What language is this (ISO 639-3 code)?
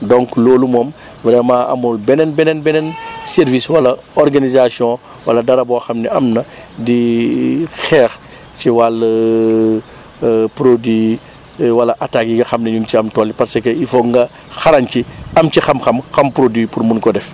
wol